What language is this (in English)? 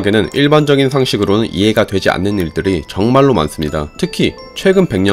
Korean